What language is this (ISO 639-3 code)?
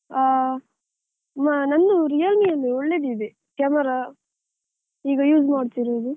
kan